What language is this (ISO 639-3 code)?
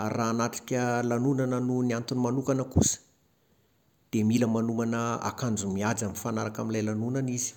mlg